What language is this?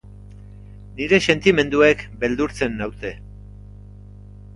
Basque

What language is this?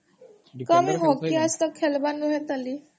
Odia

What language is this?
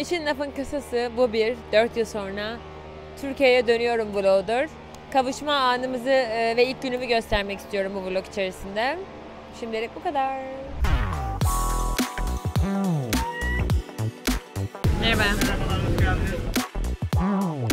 Turkish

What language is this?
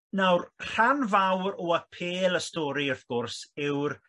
Welsh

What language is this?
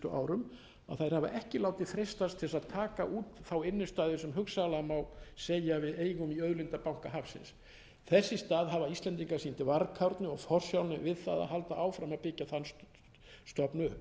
Icelandic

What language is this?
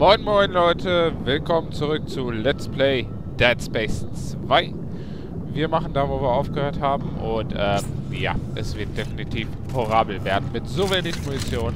German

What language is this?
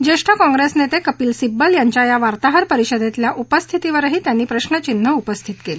Marathi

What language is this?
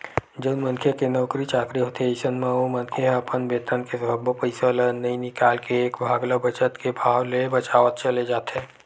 Chhattisgarhi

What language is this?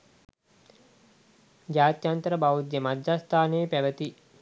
Sinhala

